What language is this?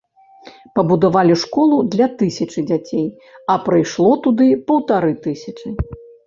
Belarusian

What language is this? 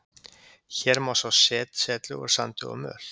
Icelandic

